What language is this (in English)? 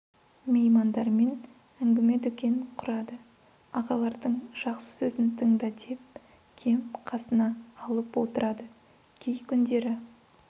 Kazakh